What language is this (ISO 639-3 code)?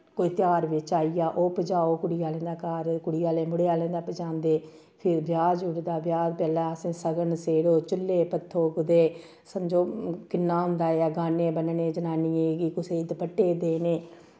doi